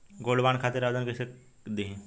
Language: Bhojpuri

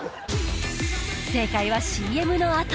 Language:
Japanese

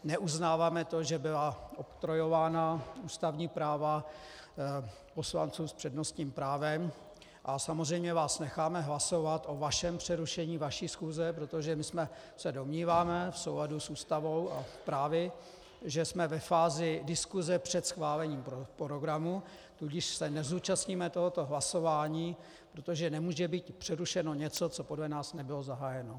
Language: Czech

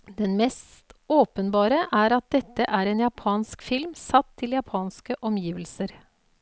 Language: Norwegian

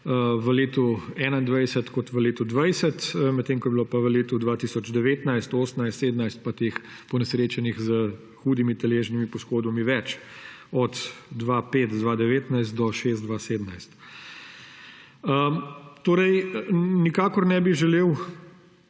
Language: Slovenian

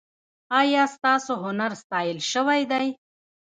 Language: Pashto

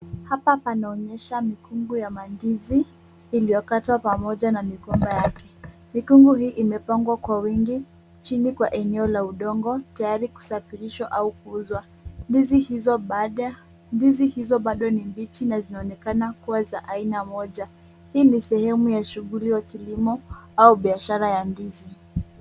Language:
Swahili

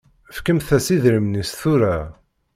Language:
Kabyle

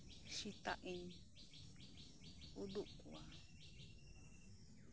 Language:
Santali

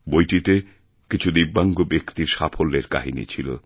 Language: Bangla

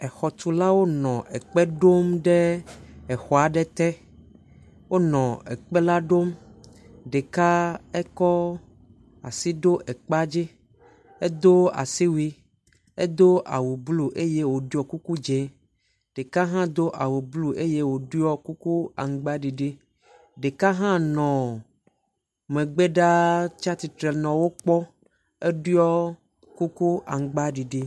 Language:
Ewe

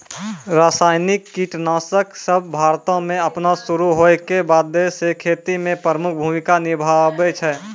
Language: Maithili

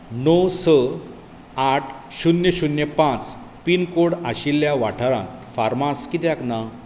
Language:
Konkani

